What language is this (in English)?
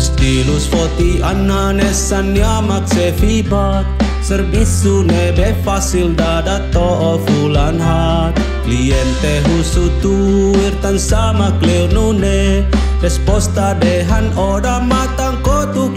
Indonesian